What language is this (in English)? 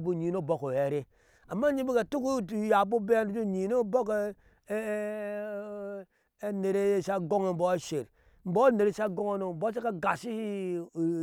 Ashe